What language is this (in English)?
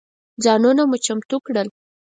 Pashto